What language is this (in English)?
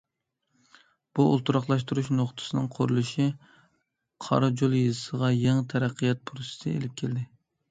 Uyghur